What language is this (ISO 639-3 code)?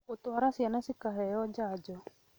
kik